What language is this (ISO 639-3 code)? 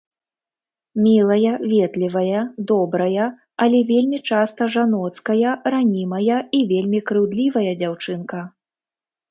bel